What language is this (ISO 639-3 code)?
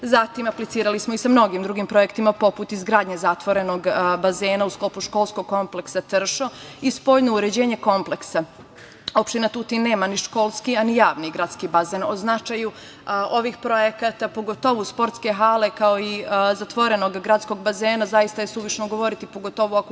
srp